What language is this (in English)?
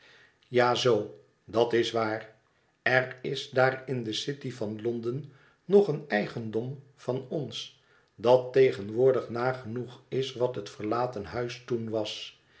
Dutch